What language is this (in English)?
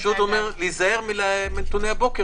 Hebrew